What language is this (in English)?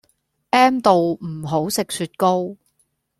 Cantonese